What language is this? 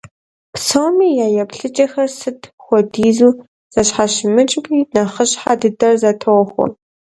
Kabardian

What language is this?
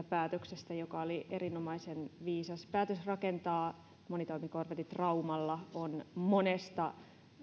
Finnish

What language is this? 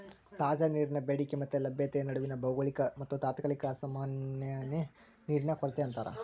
Kannada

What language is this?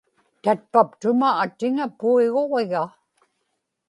Inupiaq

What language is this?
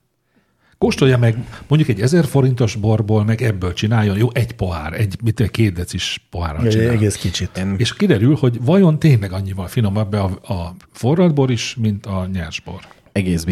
Hungarian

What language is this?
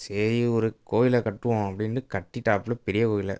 Tamil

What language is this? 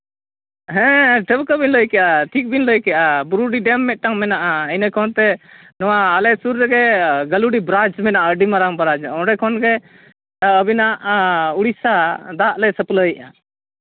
Santali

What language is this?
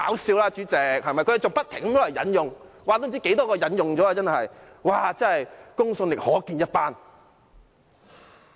Cantonese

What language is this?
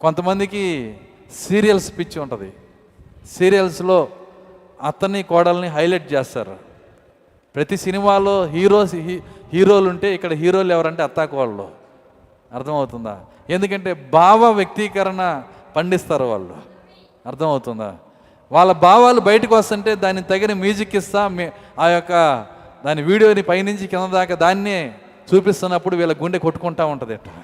Telugu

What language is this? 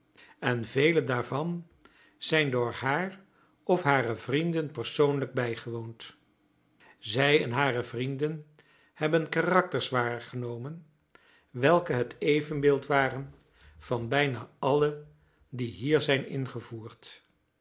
Dutch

